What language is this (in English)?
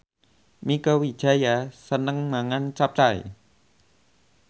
Javanese